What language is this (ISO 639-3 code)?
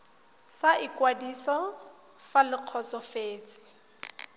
tsn